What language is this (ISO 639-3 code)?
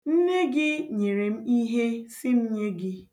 ibo